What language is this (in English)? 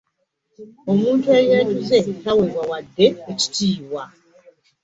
Ganda